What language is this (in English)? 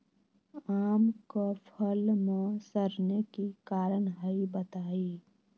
Magahi